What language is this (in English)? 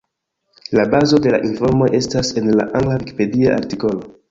Esperanto